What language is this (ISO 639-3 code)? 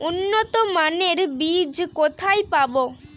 ben